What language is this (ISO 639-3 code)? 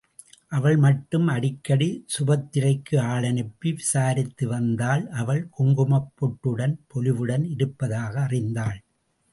tam